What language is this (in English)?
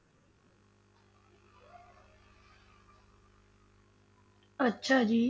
Punjabi